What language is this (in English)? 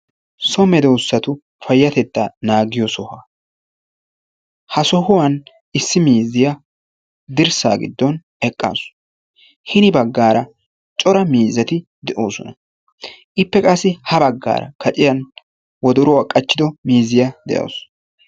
Wolaytta